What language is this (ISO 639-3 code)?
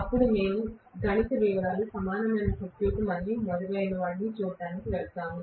tel